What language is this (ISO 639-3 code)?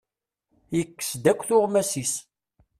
kab